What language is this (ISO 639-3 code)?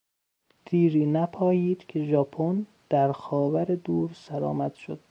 fas